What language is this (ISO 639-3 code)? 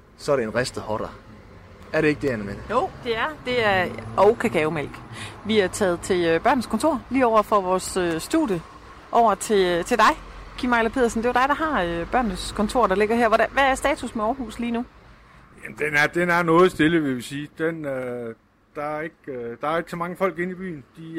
dan